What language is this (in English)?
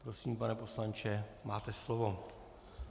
Czech